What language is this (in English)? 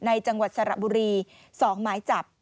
Thai